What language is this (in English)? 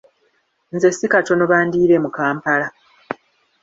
Ganda